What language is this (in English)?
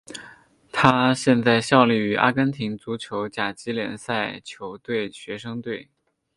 Chinese